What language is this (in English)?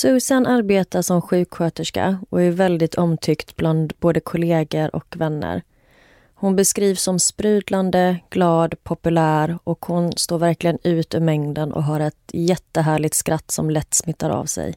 Swedish